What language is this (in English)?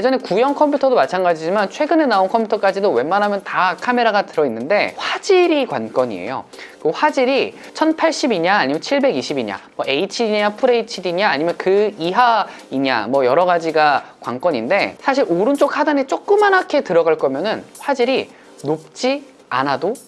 Korean